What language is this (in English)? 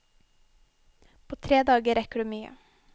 Norwegian